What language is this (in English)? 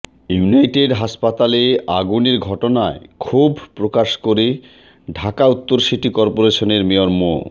Bangla